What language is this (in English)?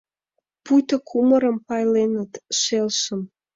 Mari